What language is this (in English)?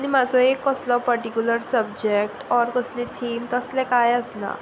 Konkani